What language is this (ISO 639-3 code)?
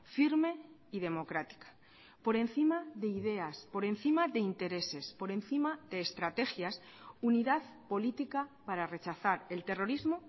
spa